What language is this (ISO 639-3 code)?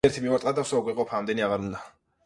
kat